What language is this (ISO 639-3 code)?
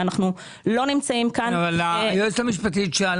heb